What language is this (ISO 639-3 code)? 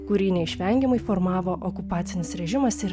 lit